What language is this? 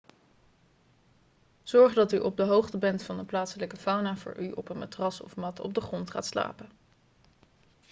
Dutch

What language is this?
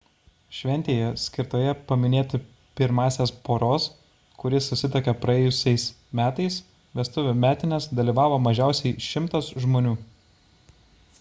Lithuanian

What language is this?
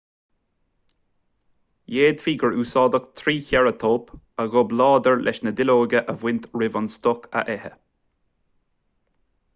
Irish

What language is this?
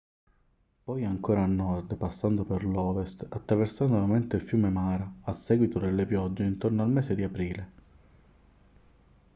Italian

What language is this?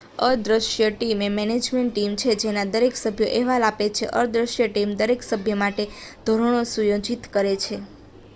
Gujarati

